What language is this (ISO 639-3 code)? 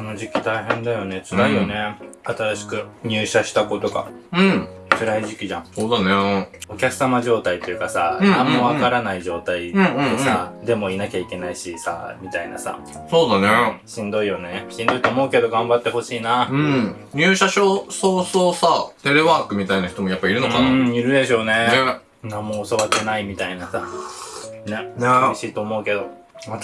jpn